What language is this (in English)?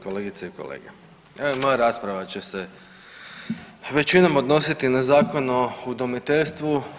Croatian